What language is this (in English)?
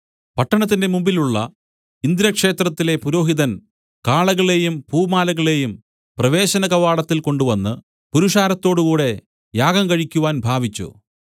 Malayalam